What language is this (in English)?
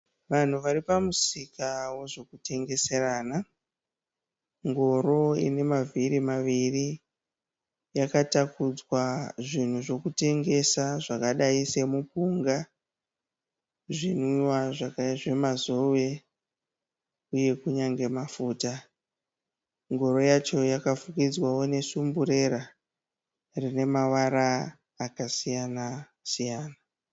Shona